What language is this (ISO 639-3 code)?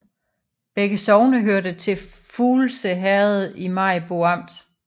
dan